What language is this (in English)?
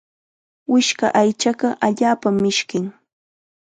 Chiquián Ancash Quechua